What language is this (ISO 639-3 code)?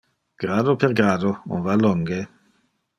ina